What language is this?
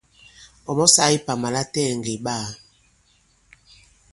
Bankon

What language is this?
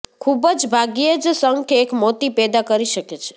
Gujarati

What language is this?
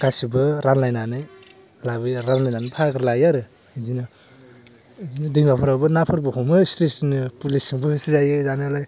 Bodo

